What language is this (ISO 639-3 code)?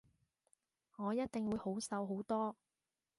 yue